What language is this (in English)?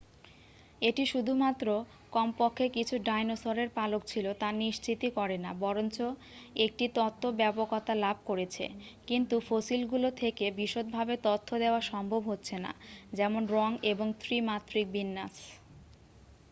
Bangla